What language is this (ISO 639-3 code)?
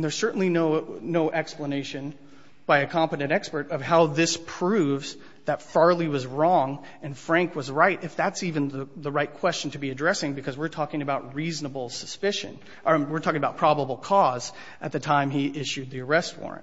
eng